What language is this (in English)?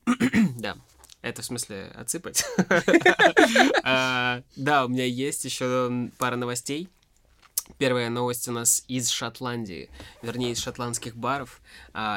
Russian